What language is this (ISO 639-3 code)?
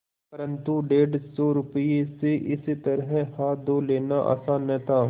hin